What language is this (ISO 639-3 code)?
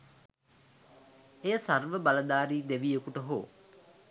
sin